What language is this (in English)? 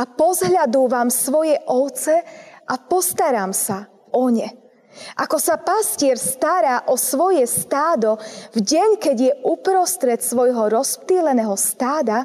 Slovak